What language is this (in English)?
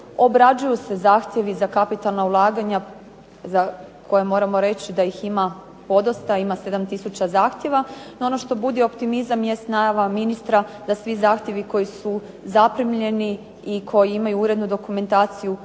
Croatian